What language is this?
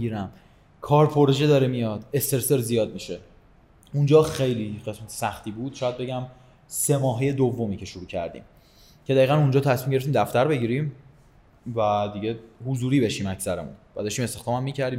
Persian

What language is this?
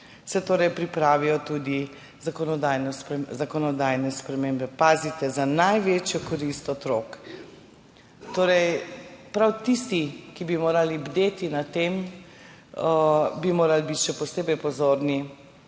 Slovenian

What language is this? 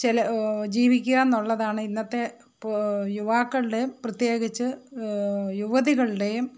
Malayalam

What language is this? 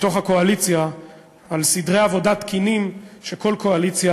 Hebrew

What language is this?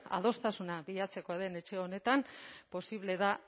Basque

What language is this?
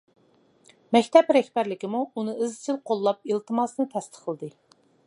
Uyghur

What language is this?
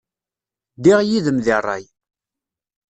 Kabyle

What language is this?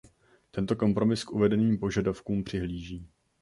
Czech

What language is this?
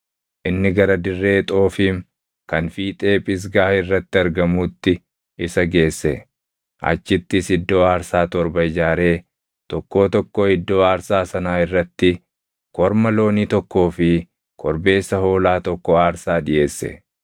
Oromo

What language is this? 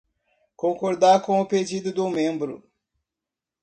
Portuguese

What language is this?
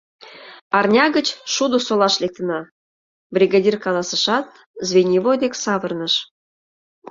Mari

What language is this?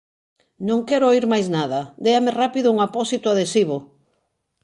Galician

